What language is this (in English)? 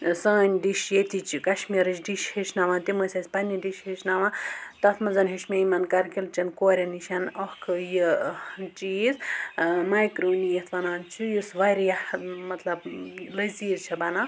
Kashmiri